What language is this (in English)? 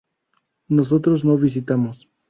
Spanish